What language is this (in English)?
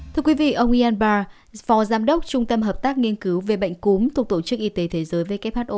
Vietnamese